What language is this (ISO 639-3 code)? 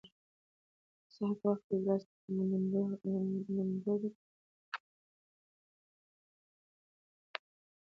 pus